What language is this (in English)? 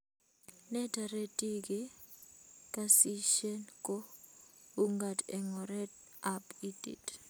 Kalenjin